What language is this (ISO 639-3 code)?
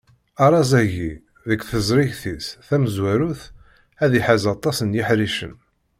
kab